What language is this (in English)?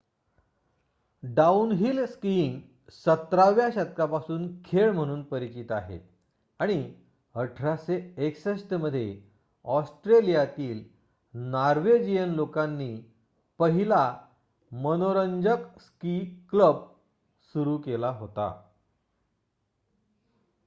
Marathi